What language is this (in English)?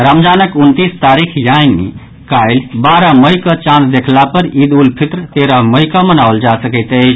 Maithili